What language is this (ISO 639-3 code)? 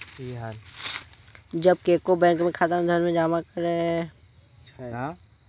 mai